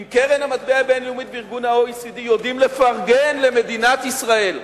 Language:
Hebrew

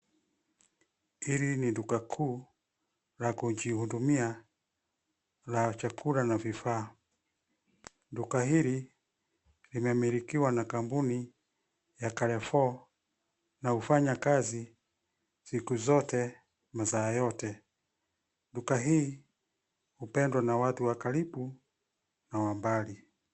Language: Swahili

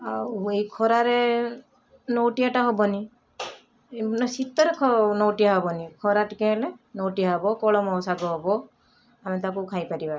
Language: Odia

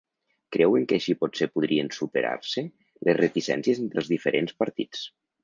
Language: Catalan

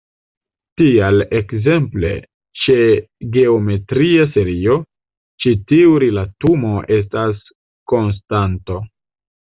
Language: Esperanto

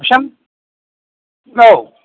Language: Bodo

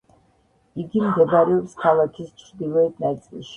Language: Georgian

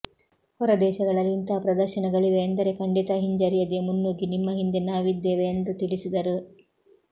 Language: Kannada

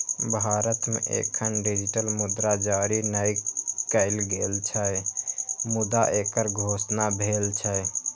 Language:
Maithili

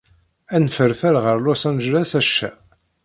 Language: Kabyle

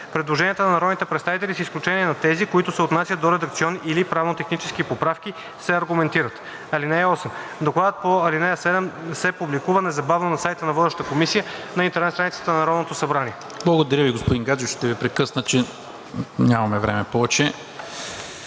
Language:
Bulgarian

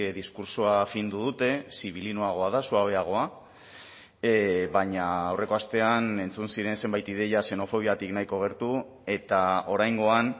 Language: Basque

